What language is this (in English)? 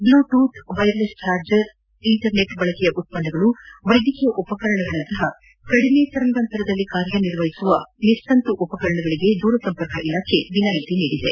Kannada